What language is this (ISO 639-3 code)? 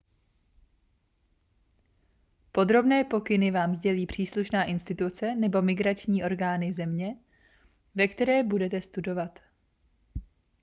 ces